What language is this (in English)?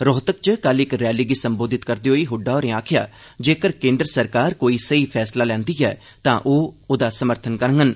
Dogri